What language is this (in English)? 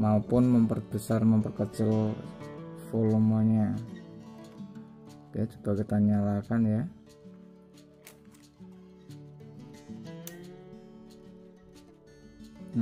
Indonesian